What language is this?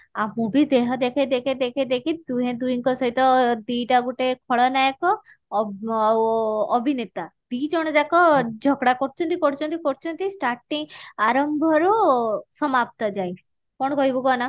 Odia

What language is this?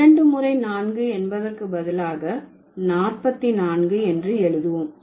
Tamil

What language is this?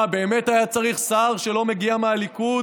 Hebrew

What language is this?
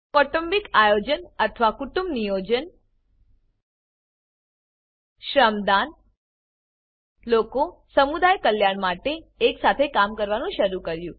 Gujarati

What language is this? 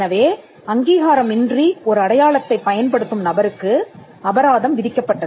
Tamil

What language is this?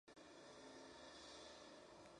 Spanish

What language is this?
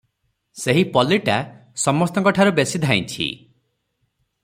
Odia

